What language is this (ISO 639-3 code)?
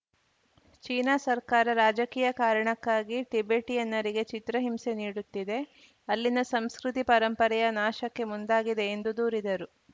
kan